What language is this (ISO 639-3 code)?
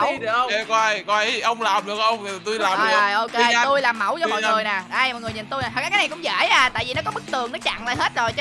vie